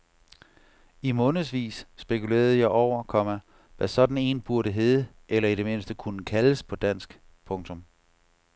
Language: Danish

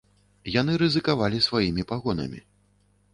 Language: Belarusian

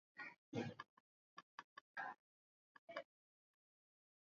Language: Swahili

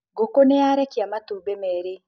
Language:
Kikuyu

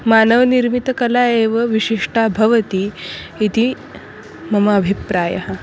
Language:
Sanskrit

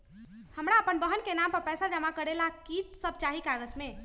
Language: Magahi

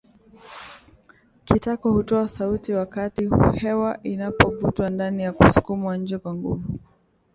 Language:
Swahili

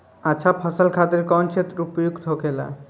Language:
Bhojpuri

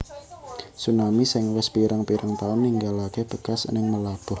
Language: Javanese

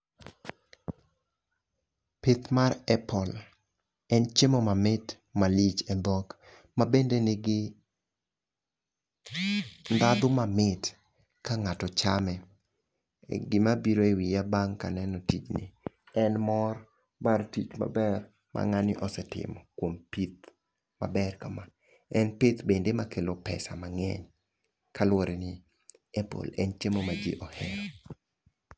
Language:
Luo (Kenya and Tanzania)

